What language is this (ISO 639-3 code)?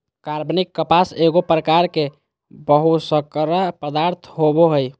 mag